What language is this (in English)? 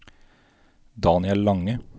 Norwegian